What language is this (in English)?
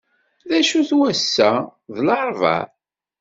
Kabyle